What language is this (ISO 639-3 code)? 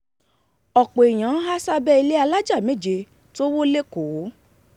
yor